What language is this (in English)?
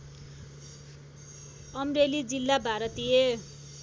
Nepali